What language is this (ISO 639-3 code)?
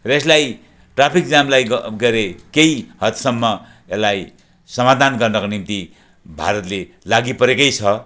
nep